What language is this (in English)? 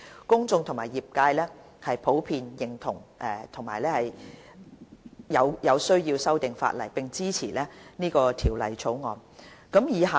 Cantonese